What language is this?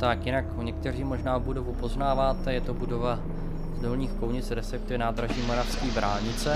Czech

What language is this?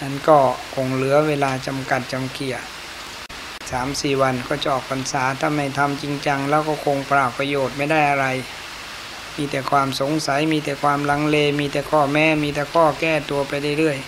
Thai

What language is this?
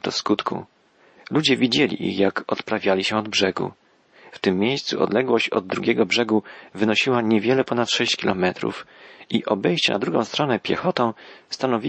Polish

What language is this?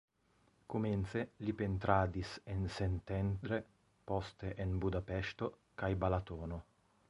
Esperanto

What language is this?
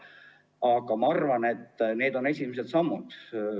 Estonian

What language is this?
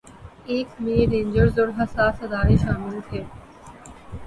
Urdu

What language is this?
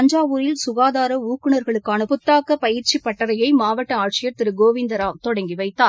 Tamil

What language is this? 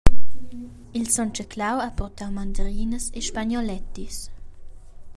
Romansh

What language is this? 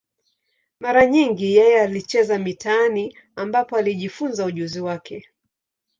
Swahili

